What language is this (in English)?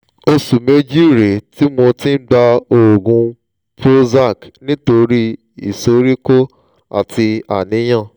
Yoruba